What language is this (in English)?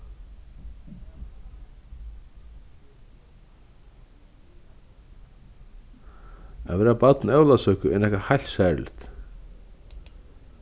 Faroese